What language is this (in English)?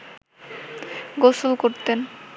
Bangla